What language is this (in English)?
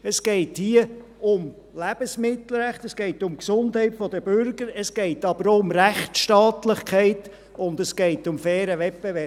Swiss German